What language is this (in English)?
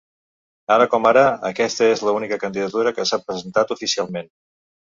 Catalan